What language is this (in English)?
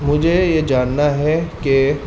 Urdu